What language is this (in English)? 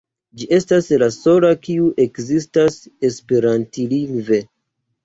Esperanto